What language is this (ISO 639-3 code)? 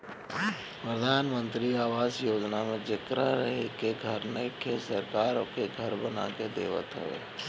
bho